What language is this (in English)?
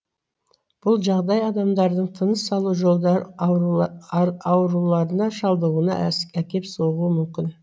Kazakh